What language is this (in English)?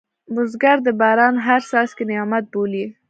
Pashto